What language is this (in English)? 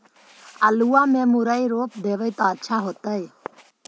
Magahi